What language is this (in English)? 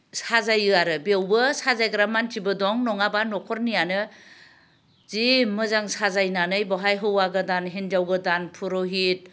Bodo